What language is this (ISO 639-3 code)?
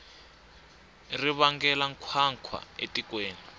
tso